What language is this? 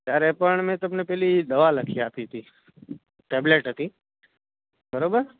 Gujarati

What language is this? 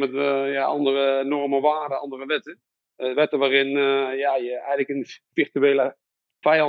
Dutch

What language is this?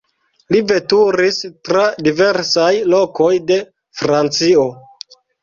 Esperanto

